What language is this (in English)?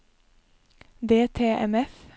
Norwegian